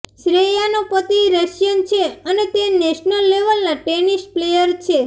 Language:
Gujarati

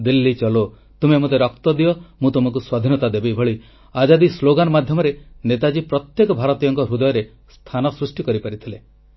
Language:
Odia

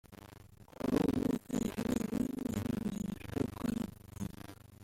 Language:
Kinyarwanda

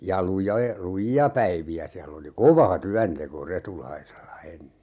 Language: Finnish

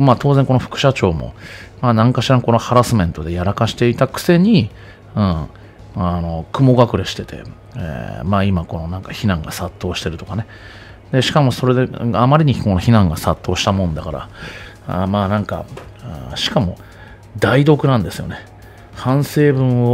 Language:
Japanese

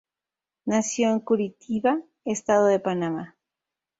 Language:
Spanish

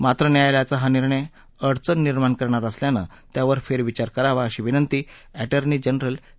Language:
Marathi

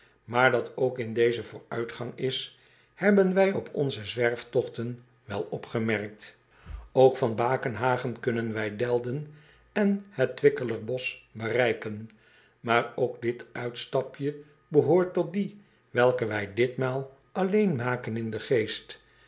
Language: Dutch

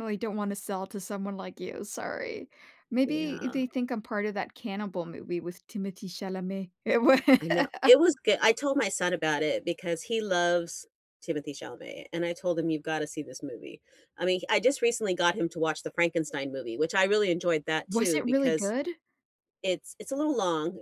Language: English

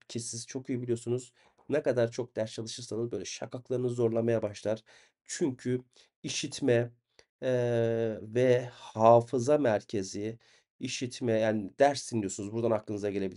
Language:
Turkish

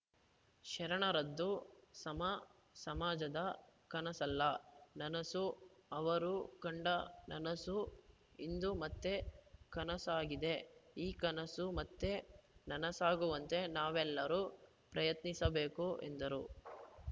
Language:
Kannada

